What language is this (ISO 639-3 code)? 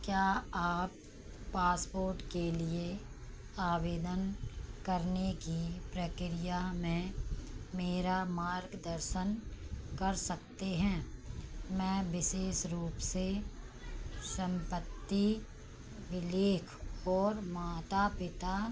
hin